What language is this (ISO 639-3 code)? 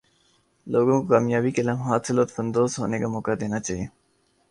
urd